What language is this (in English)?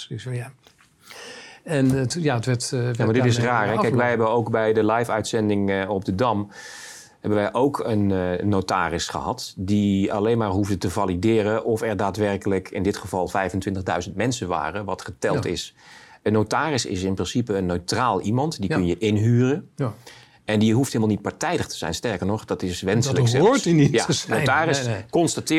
Dutch